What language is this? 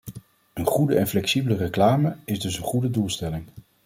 Dutch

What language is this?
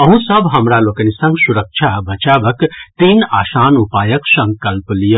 Maithili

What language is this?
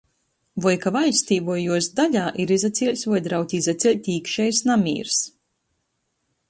Latgalian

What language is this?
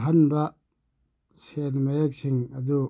Manipuri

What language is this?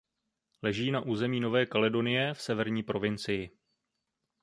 Czech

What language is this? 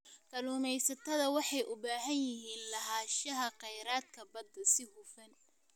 Somali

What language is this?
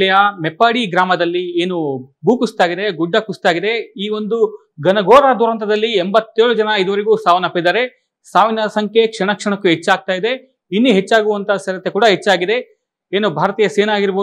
Kannada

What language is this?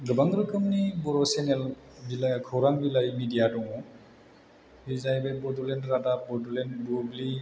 Bodo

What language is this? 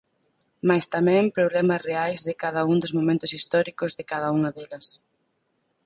Galician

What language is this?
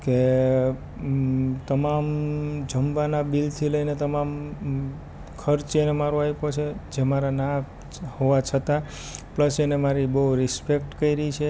Gujarati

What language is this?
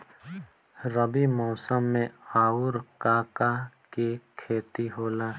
Bhojpuri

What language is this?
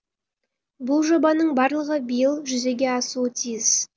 Kazakh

